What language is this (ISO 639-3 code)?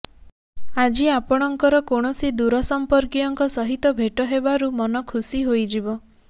ori